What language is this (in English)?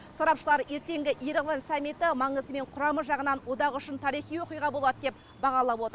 Kazakh